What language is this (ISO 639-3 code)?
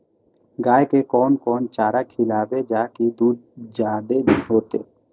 mai